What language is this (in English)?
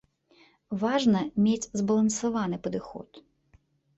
Belarusian